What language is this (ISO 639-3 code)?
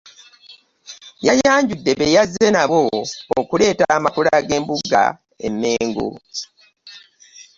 lug